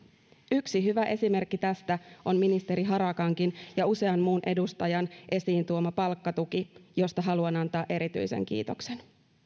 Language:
Finnish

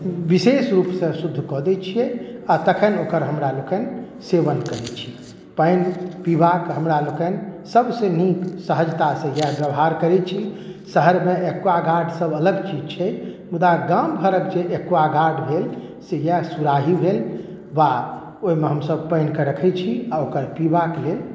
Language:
Maithili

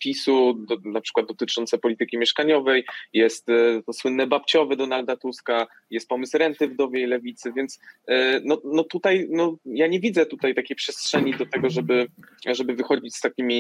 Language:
Polish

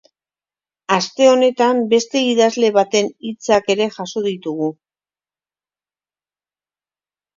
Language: Basque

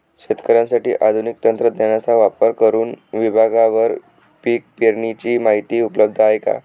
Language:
Marathi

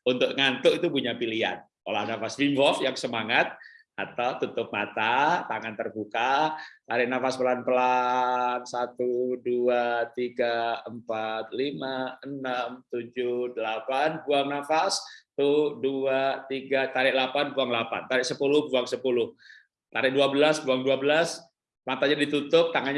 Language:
Indonesian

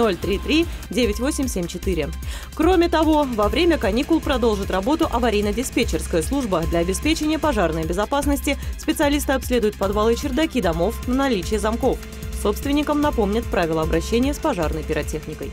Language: Russian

